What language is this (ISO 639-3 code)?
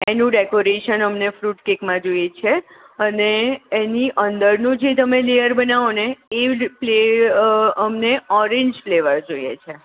guj